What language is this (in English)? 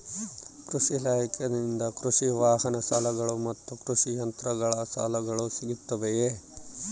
Kannada